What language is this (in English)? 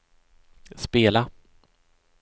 Swedish